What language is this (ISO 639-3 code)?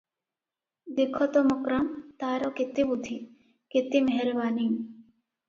ori